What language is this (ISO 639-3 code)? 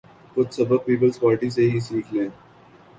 urd